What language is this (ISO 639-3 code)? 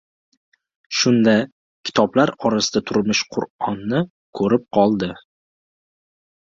uzb